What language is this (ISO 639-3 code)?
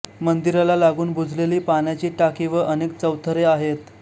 mar